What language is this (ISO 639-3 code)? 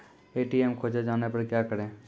mai